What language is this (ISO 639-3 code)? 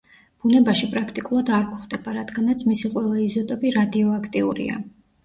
kat